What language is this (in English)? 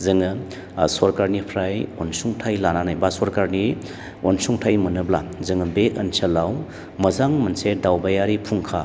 Bodo